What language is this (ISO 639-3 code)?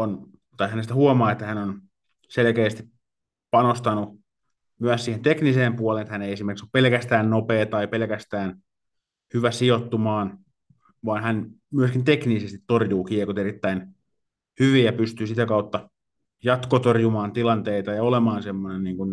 fin